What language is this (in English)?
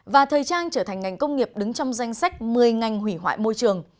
Vietnamese